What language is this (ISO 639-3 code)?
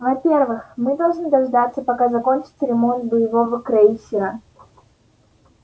rus